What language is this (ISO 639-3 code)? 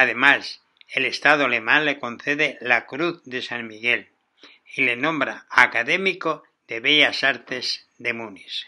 spa